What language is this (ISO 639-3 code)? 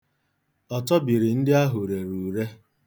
ibo